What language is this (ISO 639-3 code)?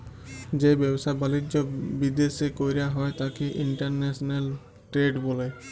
ben